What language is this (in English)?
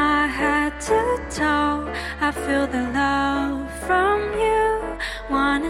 Spanish